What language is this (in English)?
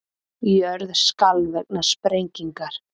Icelandic